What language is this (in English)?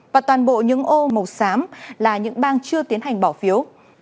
Vietnamese